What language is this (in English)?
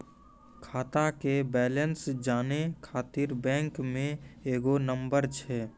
Maithili